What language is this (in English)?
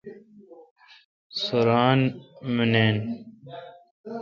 Kalkoti